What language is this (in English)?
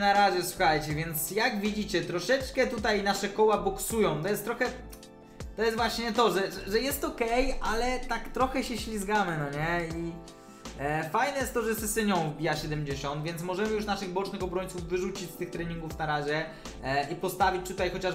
Polish